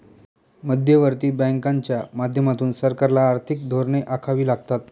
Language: Marathi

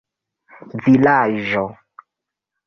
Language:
Esperanto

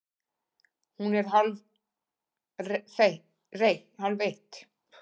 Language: Icelandic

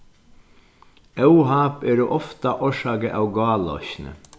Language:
Faroese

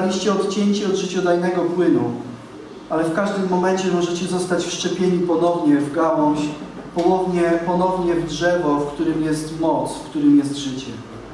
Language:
Polish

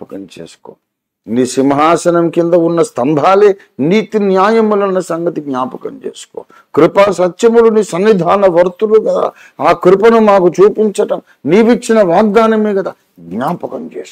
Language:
Telugu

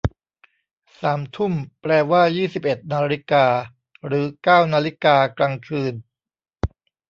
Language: Thai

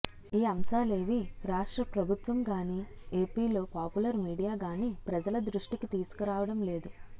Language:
Telugu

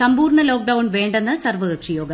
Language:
Malayalam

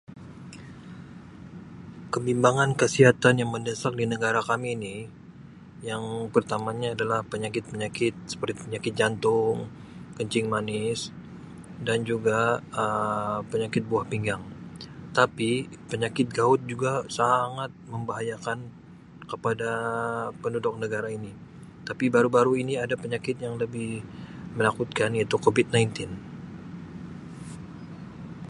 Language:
Sabah Malay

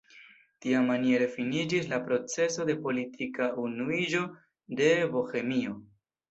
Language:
Esperanto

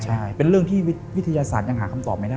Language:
Thai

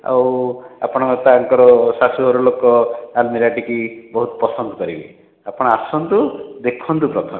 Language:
Odia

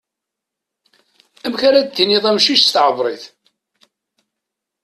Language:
Kabyle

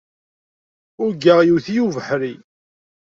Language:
Kabyle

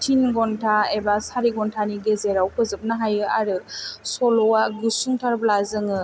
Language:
Bodo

